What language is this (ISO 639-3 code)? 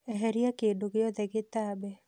kik